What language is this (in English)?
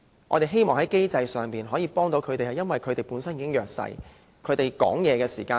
Cantonese